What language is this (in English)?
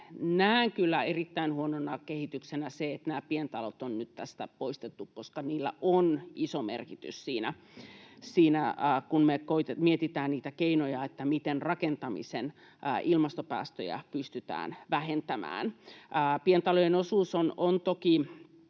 Finnish